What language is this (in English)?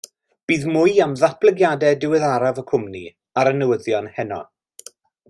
Welsh